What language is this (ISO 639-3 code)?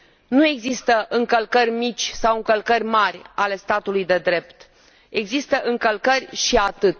ron